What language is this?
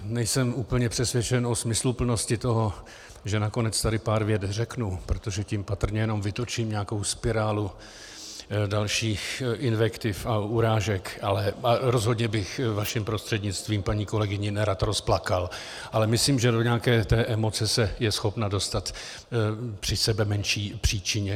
Czech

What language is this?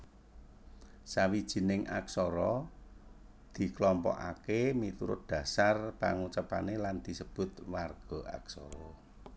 Javanese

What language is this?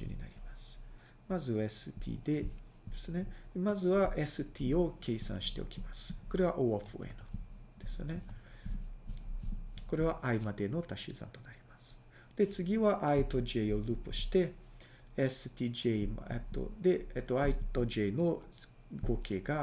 Japanese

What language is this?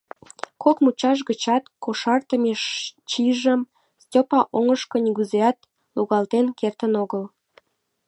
Mari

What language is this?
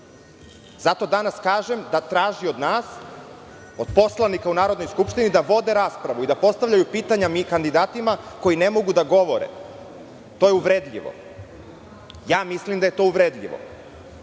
Serbian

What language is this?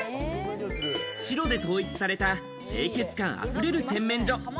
Japanese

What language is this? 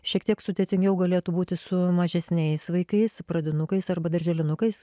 Lithuanian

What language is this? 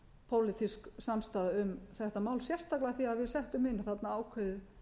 Icelandic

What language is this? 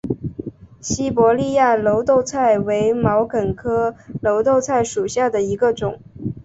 Chinese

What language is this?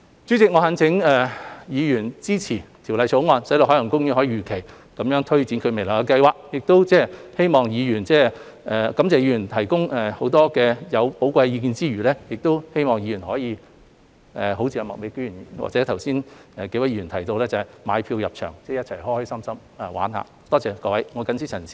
Cantonese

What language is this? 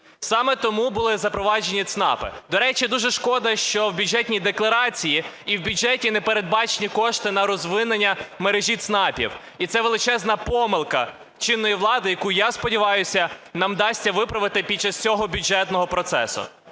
Ukrainian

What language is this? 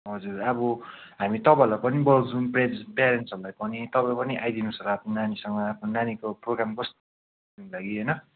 Nepali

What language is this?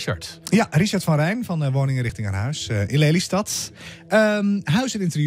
Dutch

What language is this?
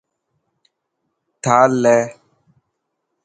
Dhatki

